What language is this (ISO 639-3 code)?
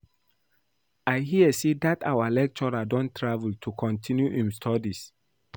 pcm